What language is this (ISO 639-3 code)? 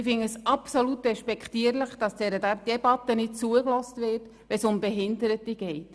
gsw